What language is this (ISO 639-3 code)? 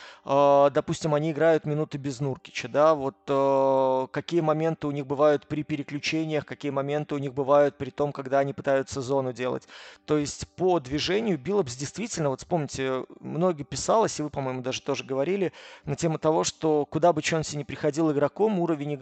rus